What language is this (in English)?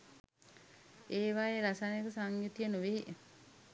Sinhala